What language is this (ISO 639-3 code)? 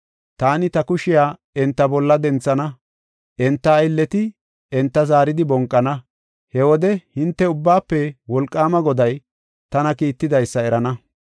gof